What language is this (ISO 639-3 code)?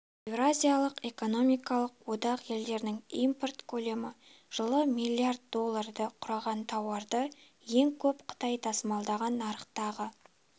kaz